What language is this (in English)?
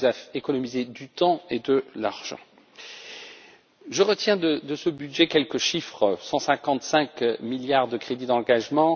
French